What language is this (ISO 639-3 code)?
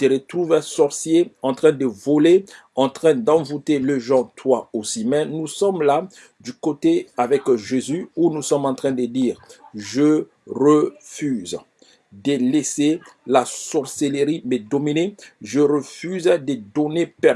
fra